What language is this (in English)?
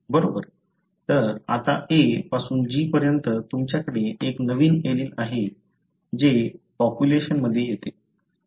Marathi